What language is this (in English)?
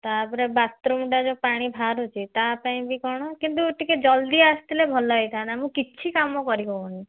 Odia